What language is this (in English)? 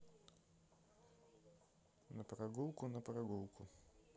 Russian